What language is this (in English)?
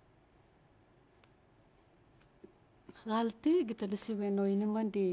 Notsi